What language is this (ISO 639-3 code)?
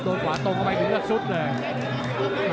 tha